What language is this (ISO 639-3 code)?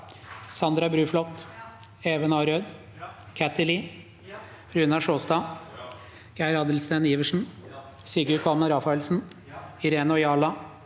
nor